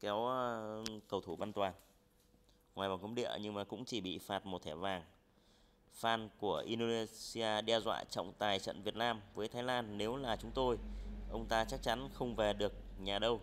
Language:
Vietnamese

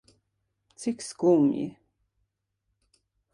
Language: Latvian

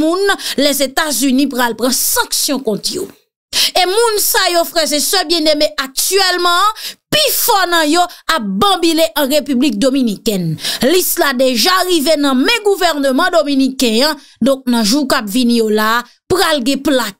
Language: French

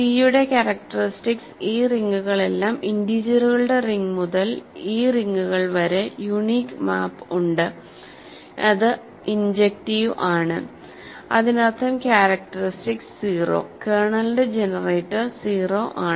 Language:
Malayalam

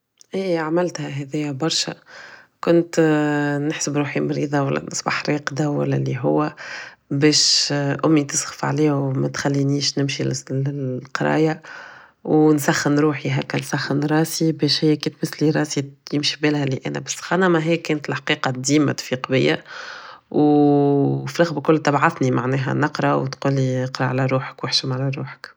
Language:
Tunisian Arabic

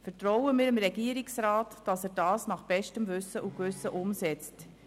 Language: Swiss German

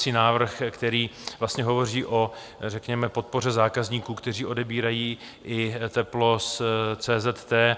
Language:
Czech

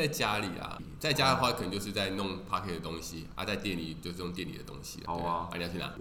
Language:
Chinese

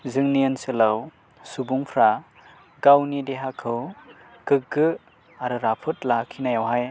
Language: Bodo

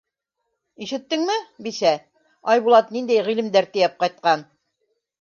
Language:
Bashkir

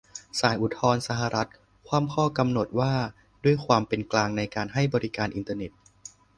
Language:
Thai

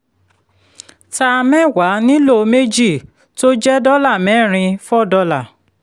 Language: Yoruba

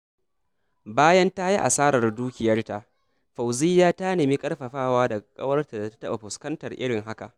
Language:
Hausa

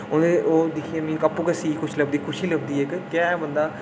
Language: Dogri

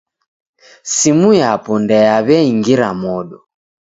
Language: Taita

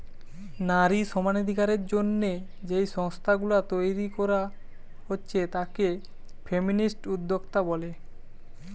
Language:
Bangla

